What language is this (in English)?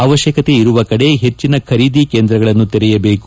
Kannada